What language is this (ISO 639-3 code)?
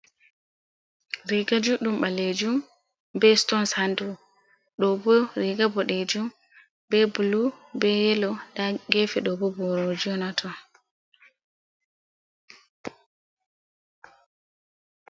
ful